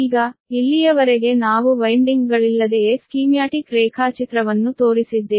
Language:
Kannada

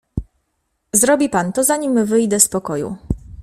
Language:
Polish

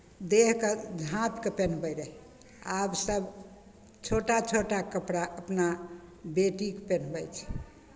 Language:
Maithili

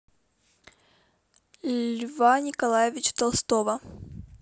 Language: Russian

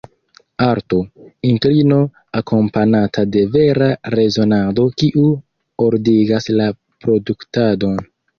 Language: Esperanto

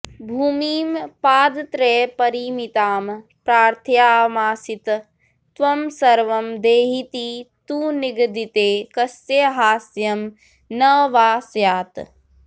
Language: Sanskrit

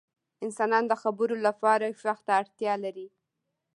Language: Pashto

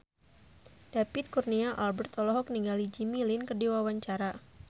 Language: Sundanese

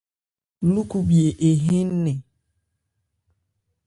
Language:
Ebrié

